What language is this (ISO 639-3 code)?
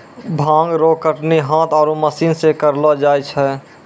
mai